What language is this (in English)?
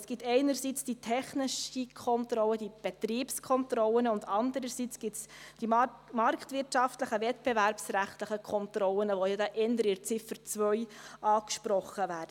Swiss German